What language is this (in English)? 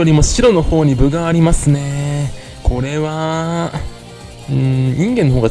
Japanese